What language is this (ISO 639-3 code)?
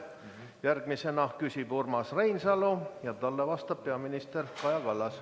est